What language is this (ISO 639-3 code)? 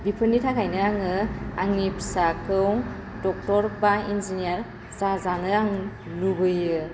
brx